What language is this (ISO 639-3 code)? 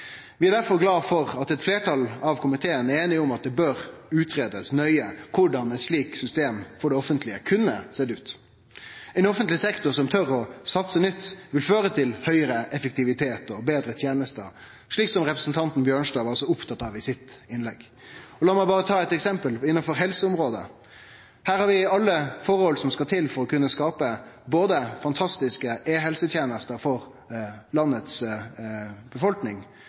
nno